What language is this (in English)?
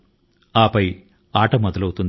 Telugu